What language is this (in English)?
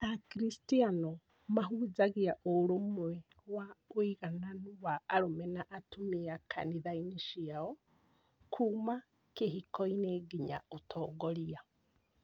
Kikuyu